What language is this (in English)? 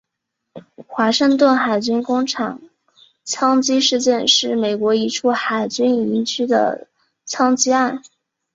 Chinese